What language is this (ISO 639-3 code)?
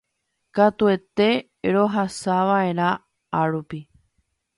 grn